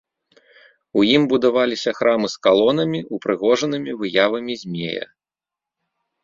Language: Belarusian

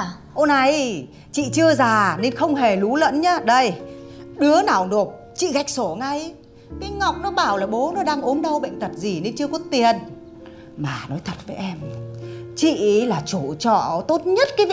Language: Vietnamese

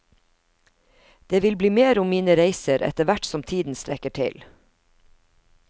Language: Norwegian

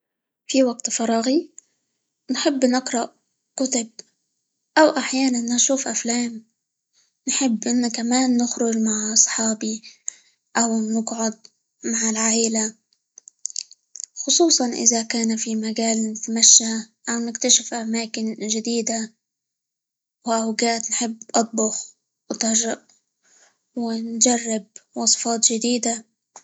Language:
Libyan Arabic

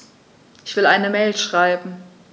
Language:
German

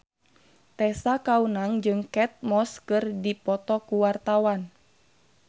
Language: Sundanese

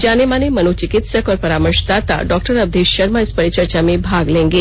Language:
Hindi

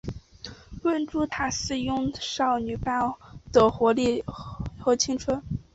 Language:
Chinese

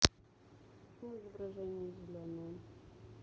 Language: Russian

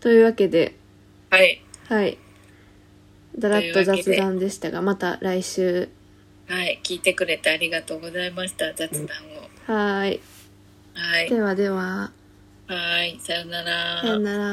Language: Japanese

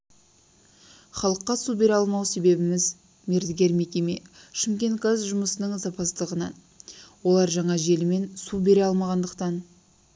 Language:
Kazakh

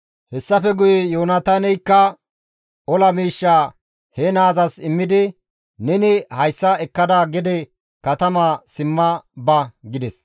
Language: Gamo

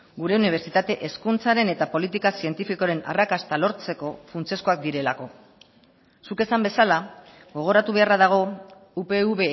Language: Basque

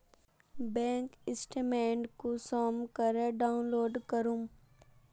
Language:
Magahi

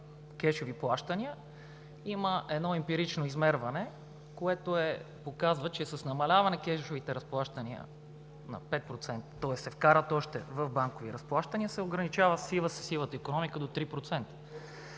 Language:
Bulgarian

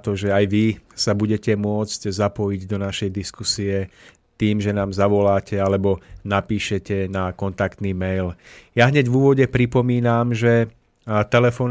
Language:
Slovak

